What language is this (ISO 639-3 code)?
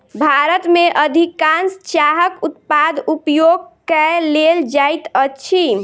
mai